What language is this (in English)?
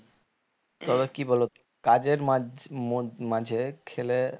Bangla